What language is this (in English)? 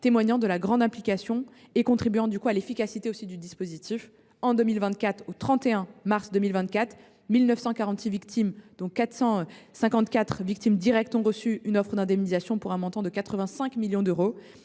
French